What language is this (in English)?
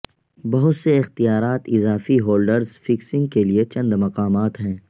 Urdu